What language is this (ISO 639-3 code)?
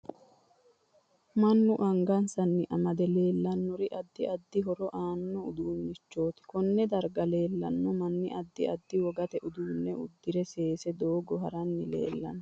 sid